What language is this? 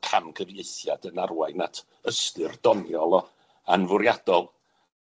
Welsh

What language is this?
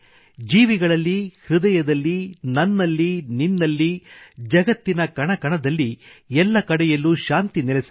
Kannada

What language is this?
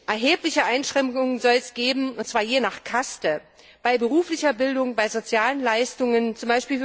German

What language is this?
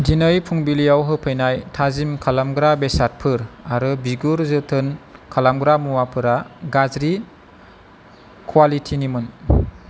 Bodo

